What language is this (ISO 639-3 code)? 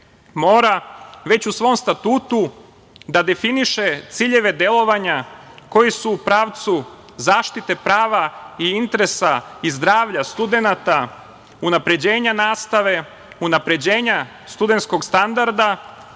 srp